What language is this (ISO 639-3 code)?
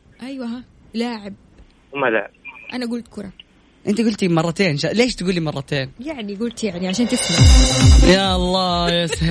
ara